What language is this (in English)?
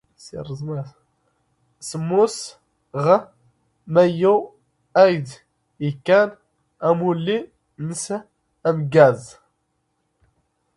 Standard Moroccan Tamazight